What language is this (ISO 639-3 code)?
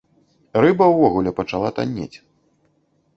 bel